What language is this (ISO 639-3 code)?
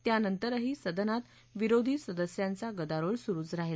mar